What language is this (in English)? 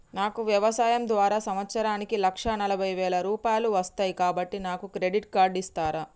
Telugu